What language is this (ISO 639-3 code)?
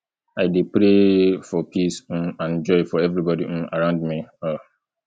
pcm